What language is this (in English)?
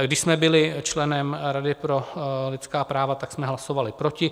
Czech